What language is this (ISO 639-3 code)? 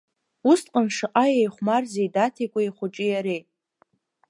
abk